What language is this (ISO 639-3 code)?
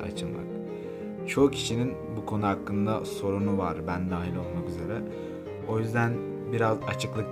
tur